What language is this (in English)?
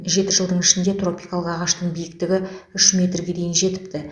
Kazakh